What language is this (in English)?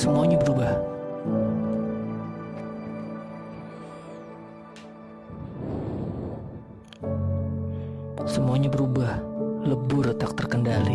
Indonesian